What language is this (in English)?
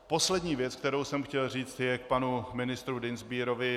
Czech